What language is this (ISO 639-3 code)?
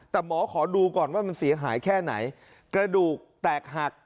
tha